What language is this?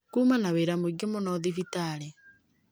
Kikuyu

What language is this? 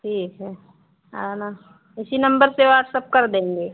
Hindi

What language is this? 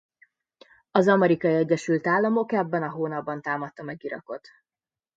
Hungarian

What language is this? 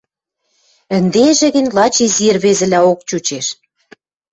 Western Mari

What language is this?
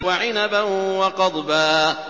Arabic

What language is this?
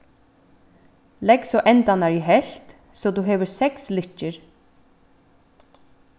Faroese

